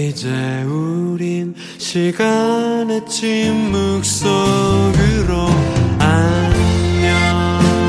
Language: Korean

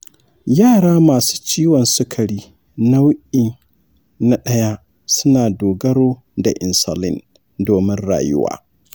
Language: Hausa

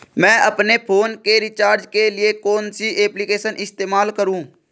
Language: Hindi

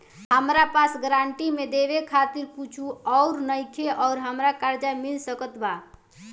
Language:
Bhojpuri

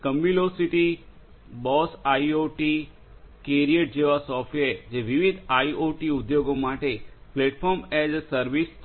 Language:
Gujarati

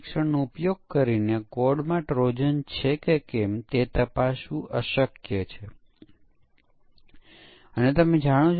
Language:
Gujarati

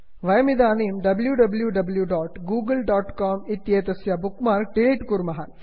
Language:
Sanskrit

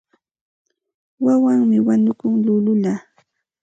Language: Santa Ana de Tusi Pasco Quechua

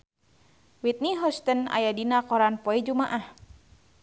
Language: Sundanese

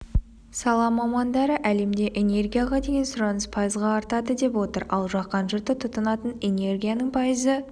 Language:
Kazakh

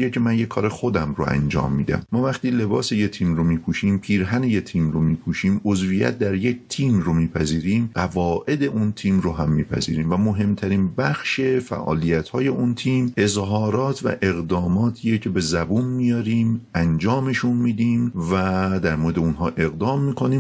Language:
Persian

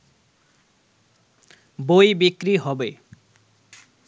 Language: Bangla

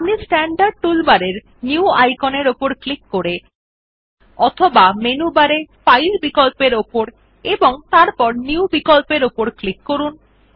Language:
Bangla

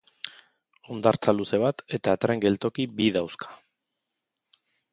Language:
Basque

